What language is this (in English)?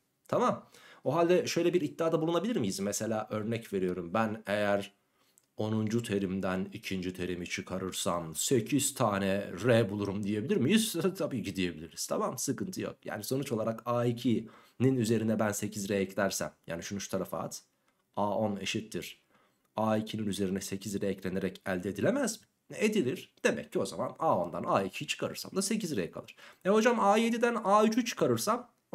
Turkish